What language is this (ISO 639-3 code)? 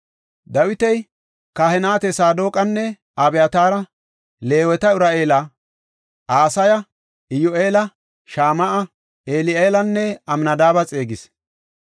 gof